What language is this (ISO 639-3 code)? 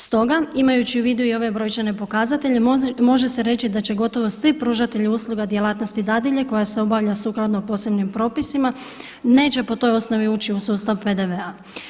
hrv